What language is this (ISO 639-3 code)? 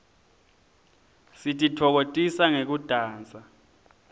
ssw